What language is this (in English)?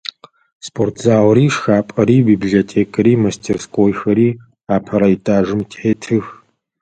Adyghe